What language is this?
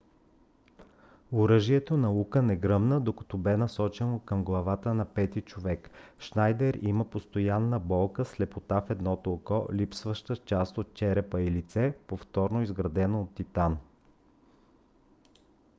Bulgarian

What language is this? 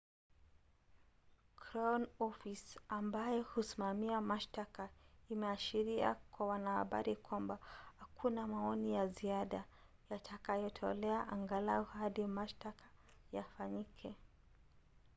Swahili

